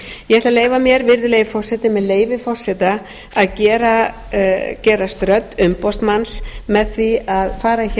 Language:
Icelandic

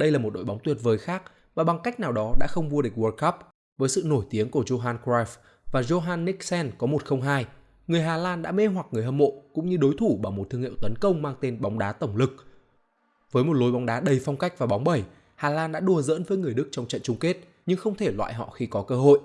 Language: Vietnamese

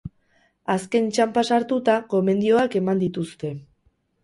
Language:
Basque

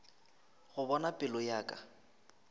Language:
Northern Sotho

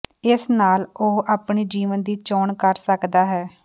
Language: Punjabi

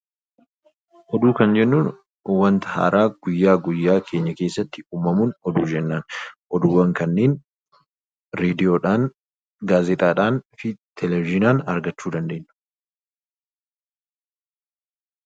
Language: Oromo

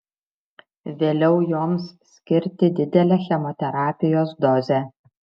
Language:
Lithuanian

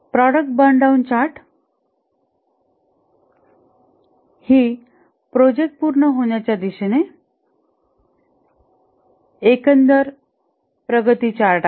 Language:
Marathi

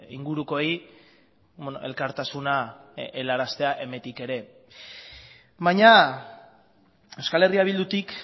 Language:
Basque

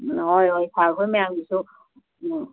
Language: Manipuri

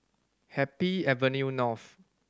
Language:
English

